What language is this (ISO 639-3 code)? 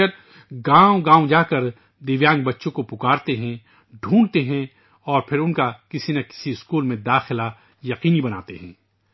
urd